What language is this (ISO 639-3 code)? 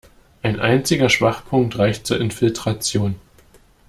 deu